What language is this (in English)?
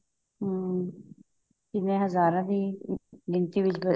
Punjabi